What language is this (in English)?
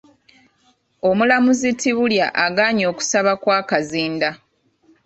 Ganda